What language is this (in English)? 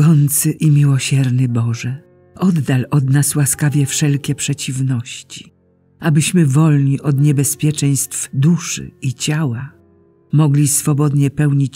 Polish